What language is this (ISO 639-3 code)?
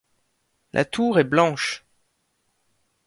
fra